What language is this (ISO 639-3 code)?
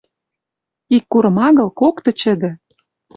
mrj